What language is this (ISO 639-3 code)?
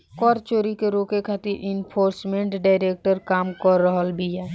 bho